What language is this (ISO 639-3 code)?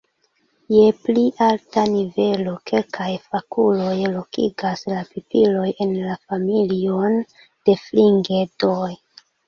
epo